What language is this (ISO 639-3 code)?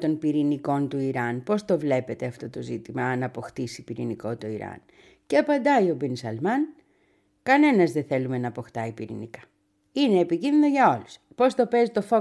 ell